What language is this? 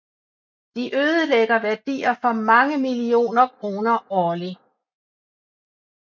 Danish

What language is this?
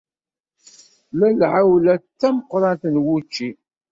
Kabyle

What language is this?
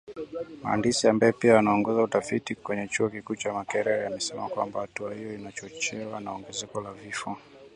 Swahili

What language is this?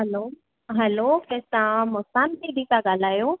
Sindhi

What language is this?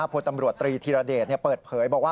Thai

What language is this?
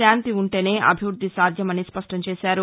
Telugu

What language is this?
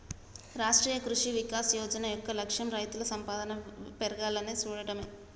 Telugu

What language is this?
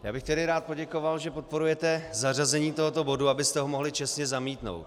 Czech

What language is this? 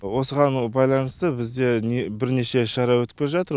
Kazakh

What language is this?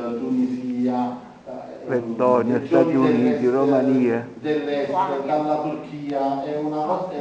Italian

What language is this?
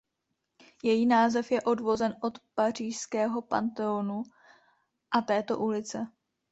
Czech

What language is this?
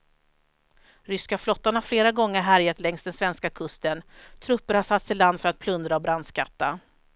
Swedish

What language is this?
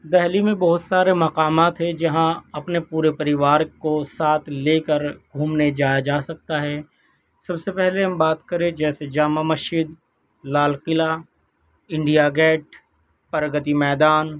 Urdu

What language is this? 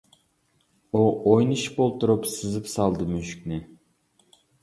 Uyghur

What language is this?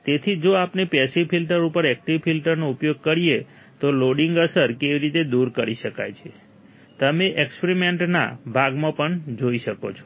Gujarati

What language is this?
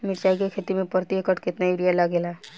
Bhojpuri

